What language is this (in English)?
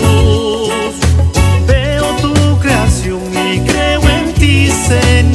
Romanian